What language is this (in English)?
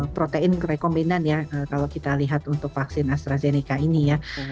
Indonesian